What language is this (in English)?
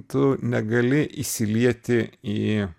Lithuanian